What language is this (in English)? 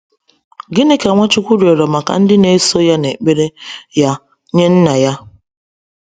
Igbo